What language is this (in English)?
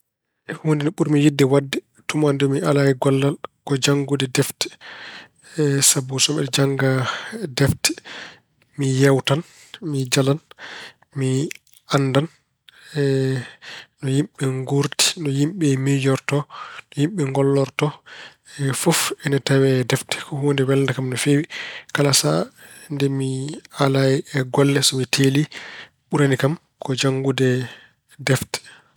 Fula